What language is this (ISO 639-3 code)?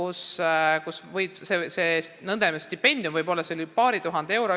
est